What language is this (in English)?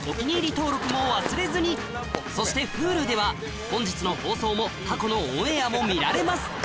Japanese